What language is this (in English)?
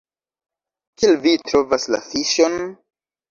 Esperanto